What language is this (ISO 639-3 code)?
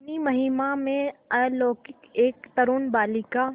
hin